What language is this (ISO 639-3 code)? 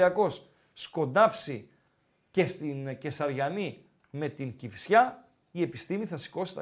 ell